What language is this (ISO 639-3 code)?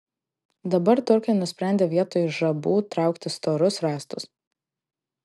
lit